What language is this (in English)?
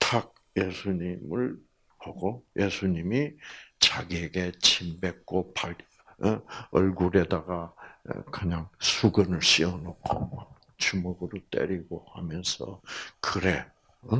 Korean